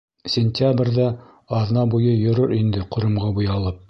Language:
Bashkir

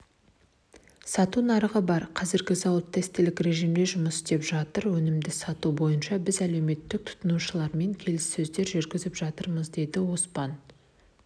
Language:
Kazakh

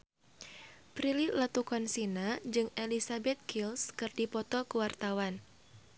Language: Sundanese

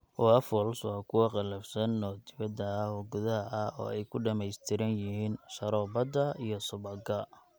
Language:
Somali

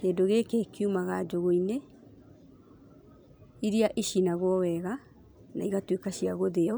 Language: Kikuyu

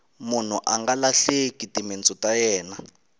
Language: Tsonga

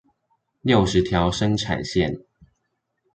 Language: Chinese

